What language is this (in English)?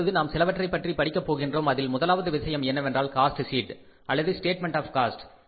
Tamil